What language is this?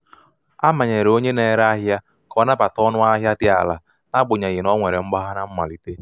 Igbo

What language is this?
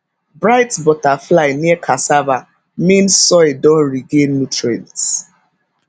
Nigerian Pidgin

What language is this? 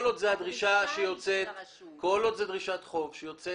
Hebrew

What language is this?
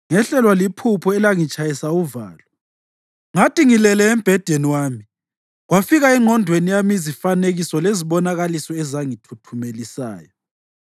North Ndebele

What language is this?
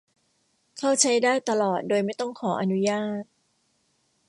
Thai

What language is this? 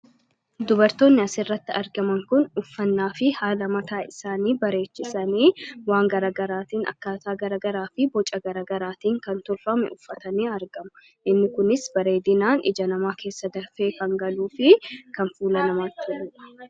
Oromo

